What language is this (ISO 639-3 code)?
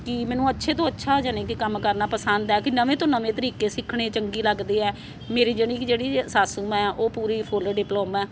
pan